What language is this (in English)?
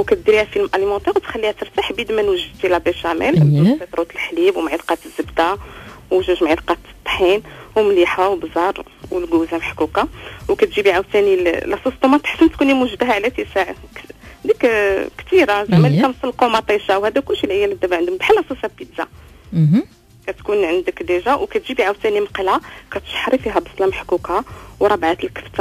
Arabic